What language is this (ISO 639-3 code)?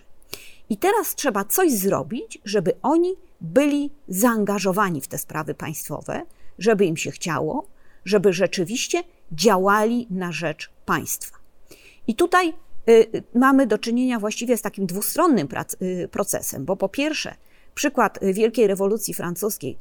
pol